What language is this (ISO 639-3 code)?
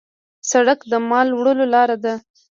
pus